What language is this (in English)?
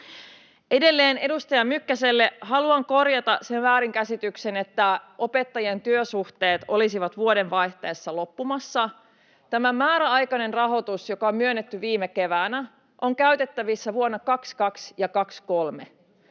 Finnish